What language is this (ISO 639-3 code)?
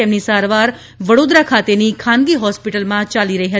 guj